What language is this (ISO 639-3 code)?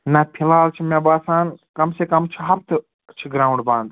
kas